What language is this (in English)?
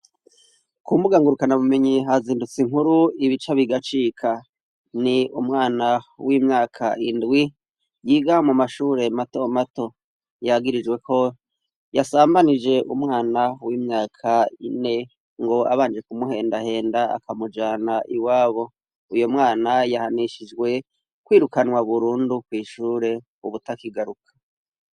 Rundi